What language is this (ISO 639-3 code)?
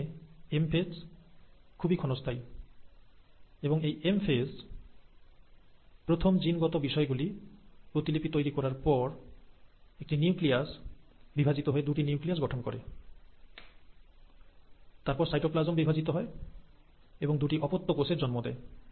ben